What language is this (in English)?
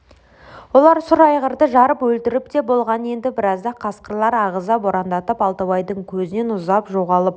Kazakh